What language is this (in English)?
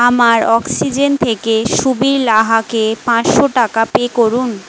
Bangla